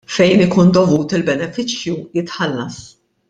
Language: Maltese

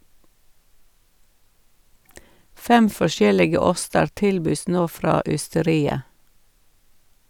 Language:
Norwegian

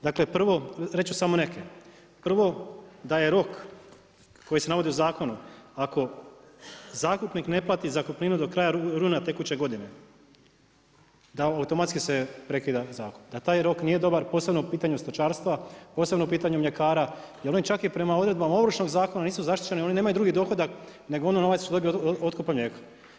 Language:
Croatian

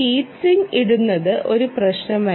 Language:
Malayalam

